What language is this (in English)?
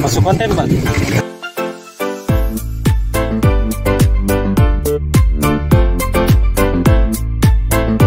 Polish